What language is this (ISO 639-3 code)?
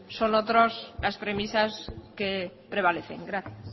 spa